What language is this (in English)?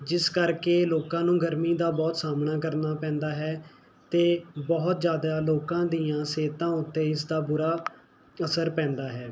Punjabi